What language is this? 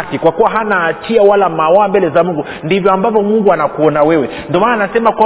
Swahili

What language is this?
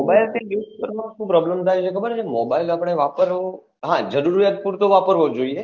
Gujarati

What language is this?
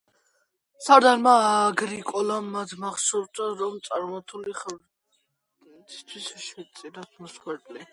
Georgian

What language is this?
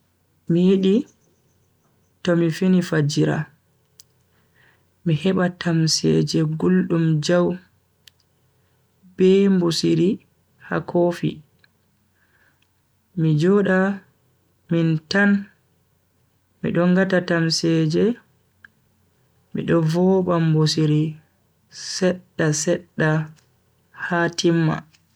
Bagirmi Fulfulde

